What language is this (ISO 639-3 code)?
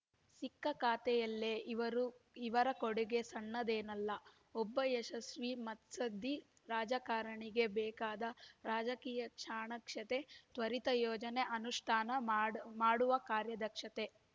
kan